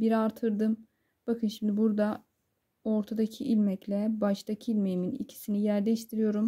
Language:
Turkish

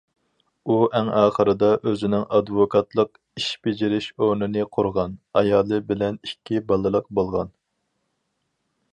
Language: Uyghur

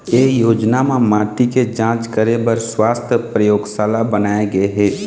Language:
Chhattisgarhi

